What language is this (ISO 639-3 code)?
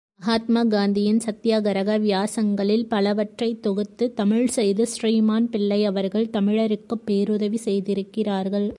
tam